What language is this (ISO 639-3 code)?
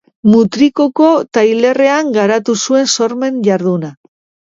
eus